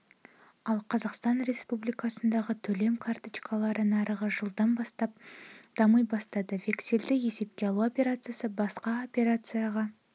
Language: Kazakh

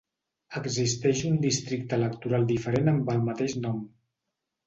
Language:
Catalan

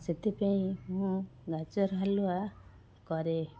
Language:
Odia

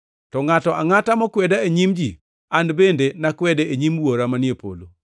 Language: Luo (Kenya and Tanzania)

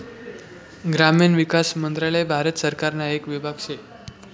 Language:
Marathi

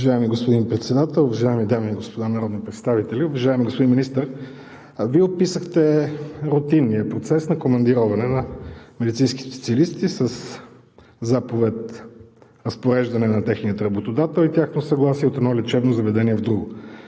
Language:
Bulgarian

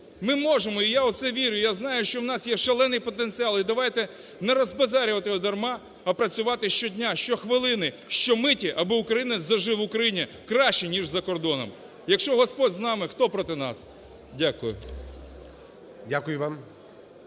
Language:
Ukrainian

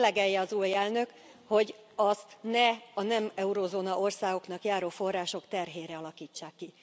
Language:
Hungarian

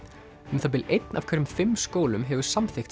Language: Icelandic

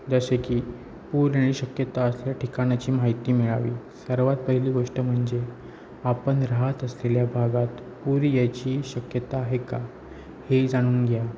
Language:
Marathi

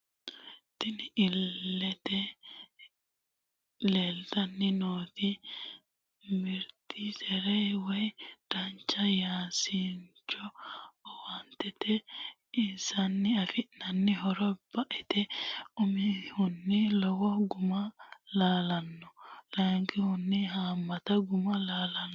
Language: Sidamo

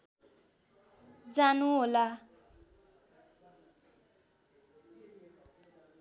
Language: Nepali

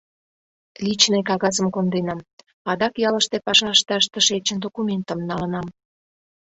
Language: Mari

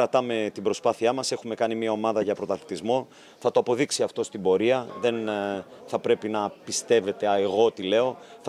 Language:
Greek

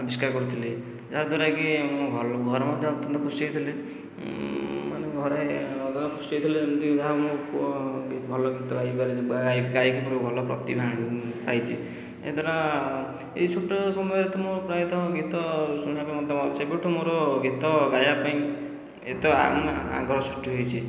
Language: Odia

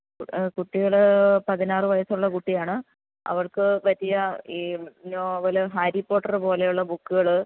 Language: Malayalam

